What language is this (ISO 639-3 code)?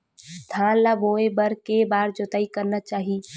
hne